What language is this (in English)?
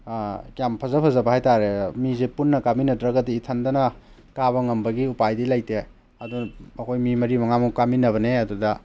Manipuri